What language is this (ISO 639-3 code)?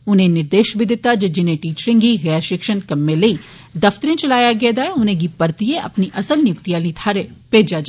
doi